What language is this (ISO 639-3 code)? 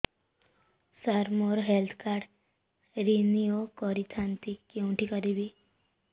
ori